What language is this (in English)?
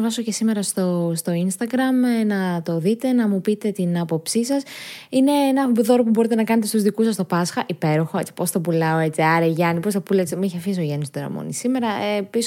Greek